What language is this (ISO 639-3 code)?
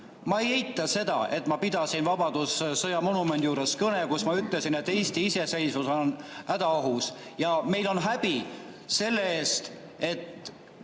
est